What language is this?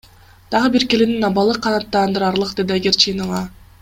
Kyrgyz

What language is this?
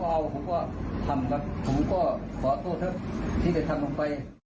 Thai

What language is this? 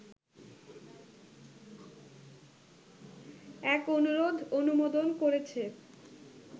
Bangla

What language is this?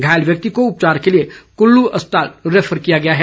Hindi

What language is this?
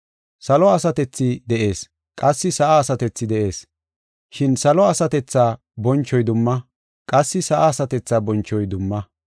Gofa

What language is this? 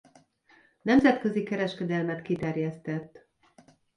Hungarian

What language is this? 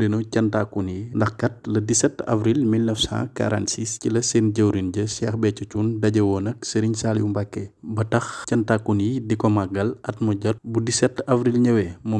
Dutch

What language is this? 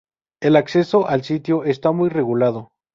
Spanish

